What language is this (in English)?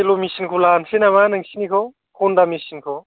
Bodo